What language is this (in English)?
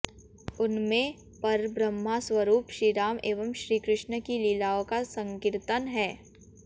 Hindi